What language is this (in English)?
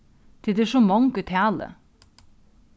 Faroese